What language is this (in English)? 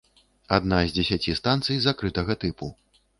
Belarusian